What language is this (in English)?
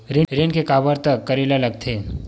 Chhattisgarhi